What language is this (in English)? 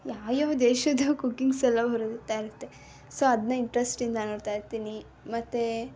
Kannada